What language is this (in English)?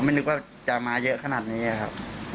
Thai